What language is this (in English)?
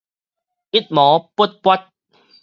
Min Nan Chinese